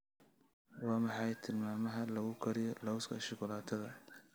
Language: Somali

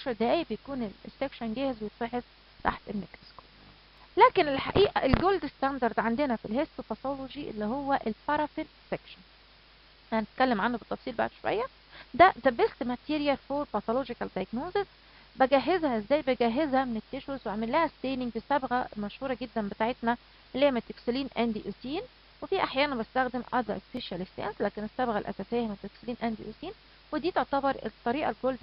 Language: Arabic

